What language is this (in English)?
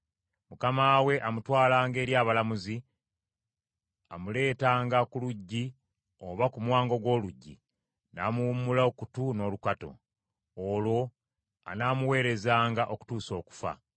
Ganda